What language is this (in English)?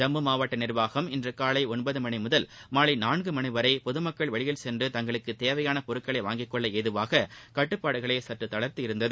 Tamil